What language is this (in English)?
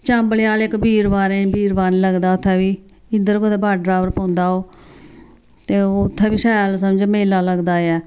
Dogri